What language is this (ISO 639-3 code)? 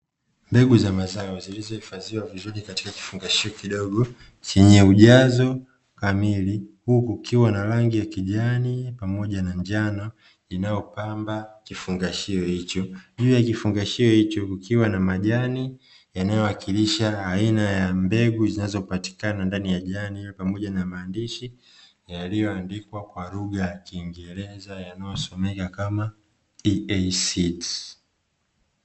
swa